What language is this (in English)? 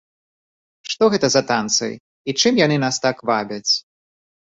Belarusian